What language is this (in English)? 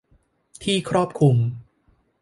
Thai